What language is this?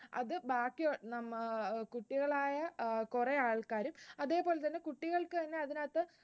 Malayalam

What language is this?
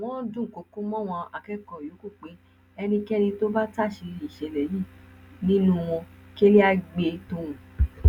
Yoruba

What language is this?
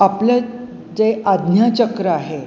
Marathi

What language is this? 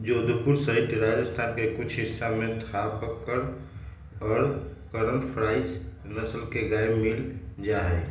Magahi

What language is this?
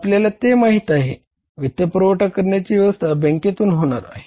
Marathi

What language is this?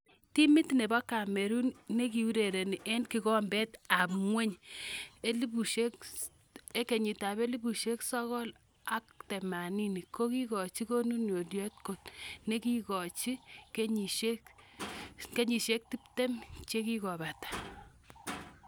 Kalenjin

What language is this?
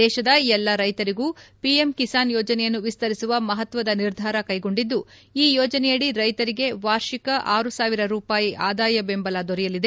Kannada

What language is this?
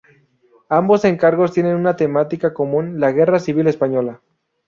Spanish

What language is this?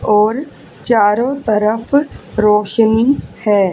Hindi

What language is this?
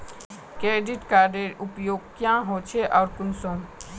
Magahi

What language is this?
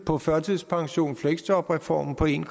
Danish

